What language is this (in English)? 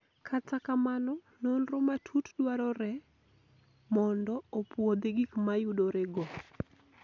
Luo (Kenya and Tanzania)